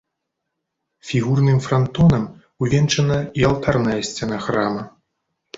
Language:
Belarusian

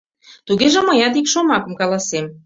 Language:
Mari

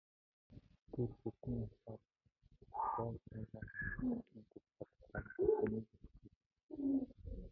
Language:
Mongolian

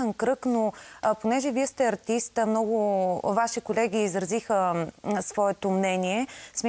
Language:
Bulgarian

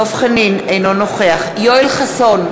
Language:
Hebrew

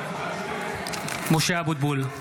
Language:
Hebrew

